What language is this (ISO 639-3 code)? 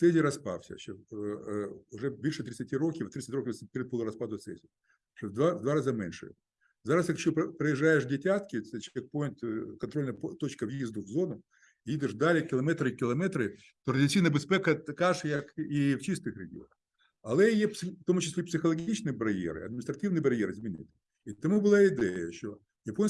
ukr